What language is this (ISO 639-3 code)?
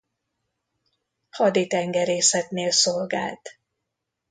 hun